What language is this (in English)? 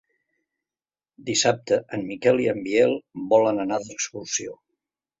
Catalan